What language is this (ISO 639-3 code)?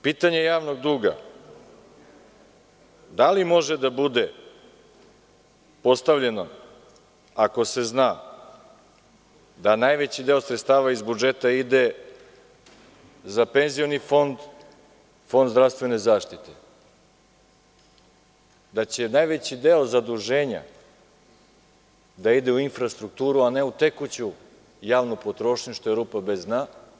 srp